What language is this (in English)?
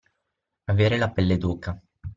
Italian